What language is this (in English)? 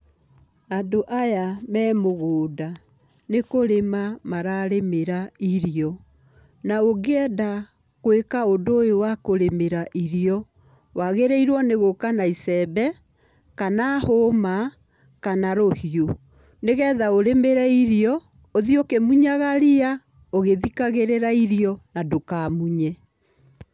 Kikuyu